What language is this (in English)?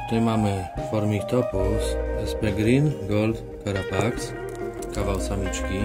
Polish